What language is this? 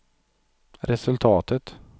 Swedish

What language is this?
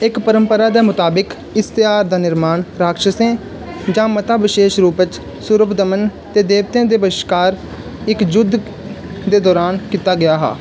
Dogri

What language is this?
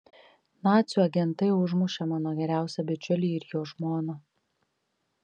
Lithuanian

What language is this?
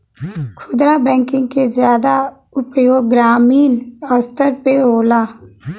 Bhojpuri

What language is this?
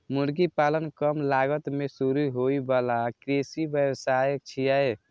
Maithili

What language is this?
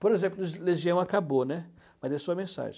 Portuguese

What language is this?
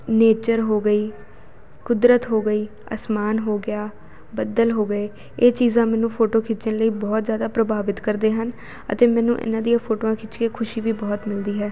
Punjabi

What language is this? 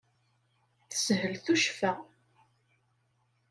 Kabyle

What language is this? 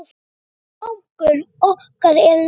Icelandic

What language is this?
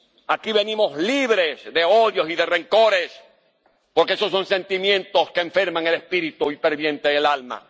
Spanish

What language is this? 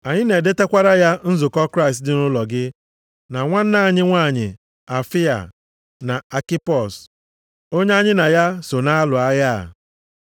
Igbo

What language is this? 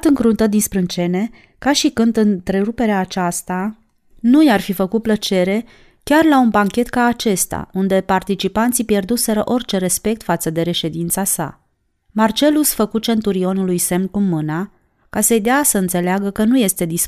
Romanian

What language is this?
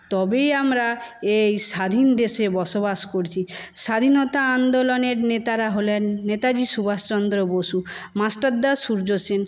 Bangla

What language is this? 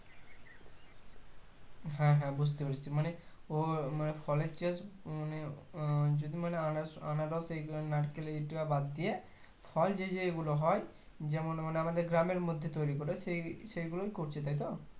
Bangla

